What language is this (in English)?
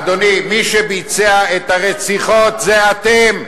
Hebrew